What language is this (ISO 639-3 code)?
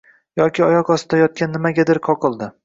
uzb